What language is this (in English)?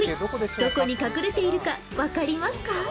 Japanese